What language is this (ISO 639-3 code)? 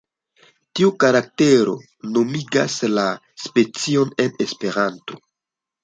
epo